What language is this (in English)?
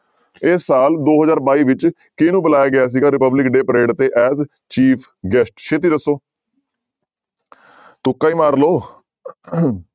Punjabi